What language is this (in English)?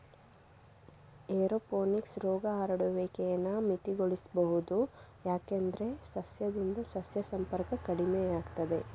Kannada